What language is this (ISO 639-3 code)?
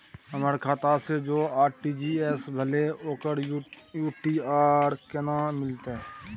mai